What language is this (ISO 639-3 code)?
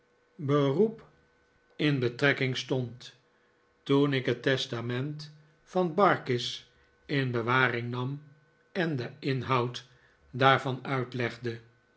nld